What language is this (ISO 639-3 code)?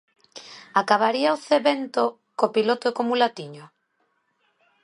glg